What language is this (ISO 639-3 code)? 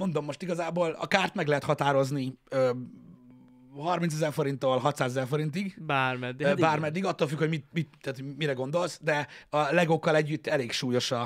hun